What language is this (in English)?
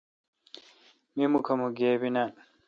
Kalkoti